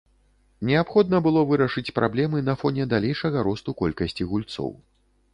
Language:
Belarusian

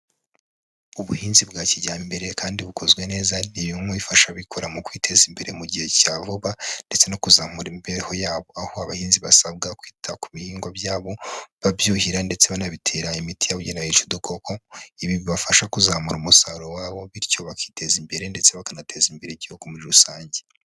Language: Kinyarwanda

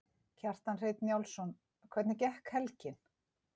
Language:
Icelandic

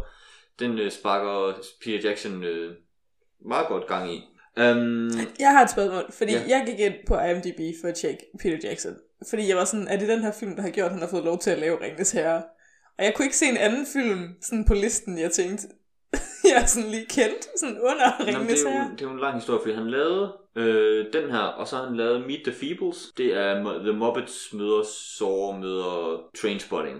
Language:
Danish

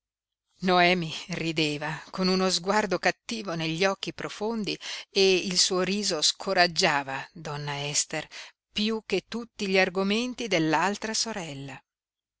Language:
Italian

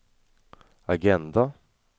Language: Swedish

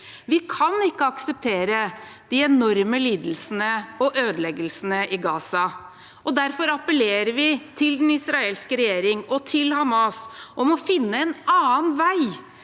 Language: Norwegian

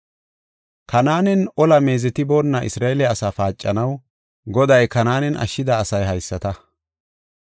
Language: Gofa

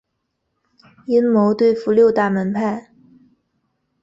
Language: Chinese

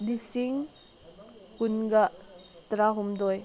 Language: Manipuri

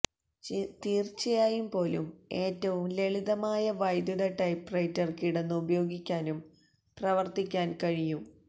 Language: Malayalam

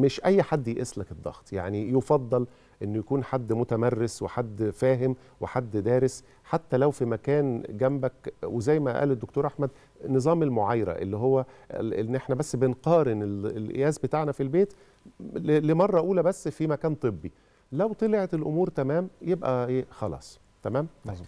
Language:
Arabic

